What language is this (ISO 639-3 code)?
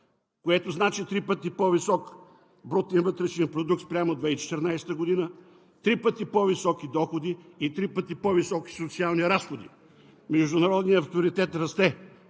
bul